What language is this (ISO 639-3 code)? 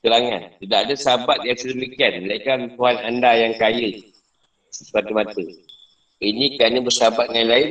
msa